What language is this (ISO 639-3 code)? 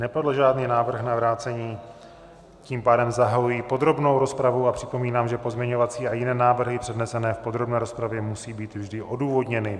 ces